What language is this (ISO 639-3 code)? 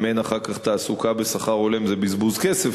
heb